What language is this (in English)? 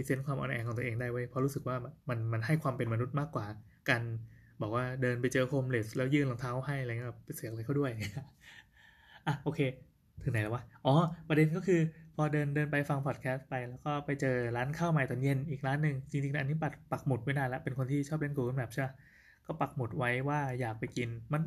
Thai